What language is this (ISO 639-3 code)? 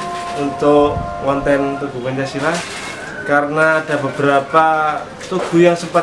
ind